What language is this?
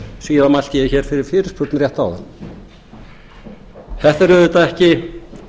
Icelandic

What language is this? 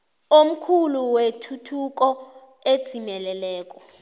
South Ndebele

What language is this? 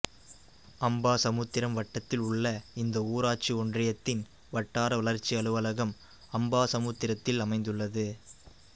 Tamil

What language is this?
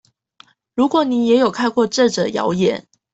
Chinese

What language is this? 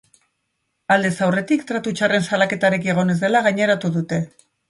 Basque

